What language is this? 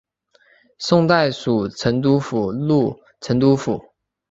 Chinese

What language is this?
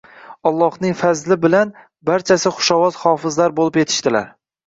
Uzbek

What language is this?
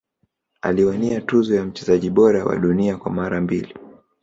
Swahili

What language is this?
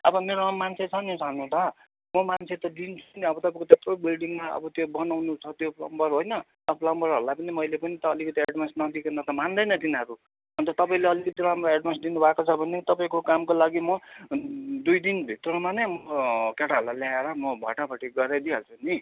Nepali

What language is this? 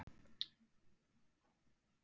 Icelandic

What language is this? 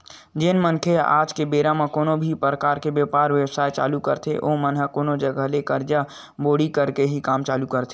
Chhattisgarhi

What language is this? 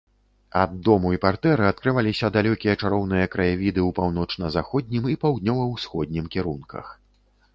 Belarusian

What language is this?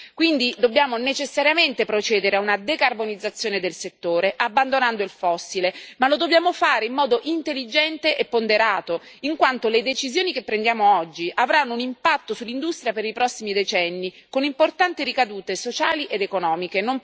Italian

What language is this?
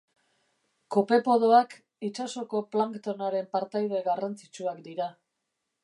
Basque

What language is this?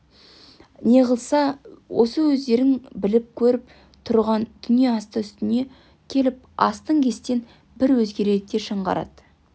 Kazakh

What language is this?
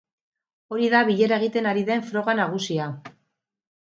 Basque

